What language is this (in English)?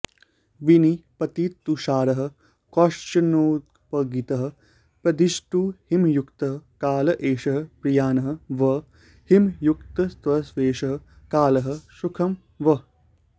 Sanskrit